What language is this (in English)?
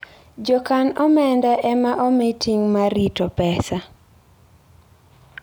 Luo (Kenya and Tanzania)